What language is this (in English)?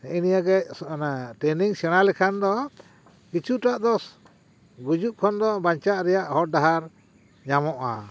Santali